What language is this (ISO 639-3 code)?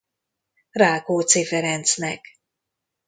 hun